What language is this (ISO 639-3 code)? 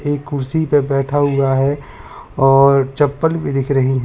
hin